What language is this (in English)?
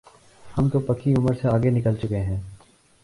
Urdu